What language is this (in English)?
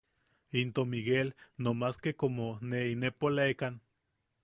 Yaqui